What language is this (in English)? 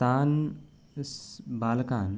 Sanskrit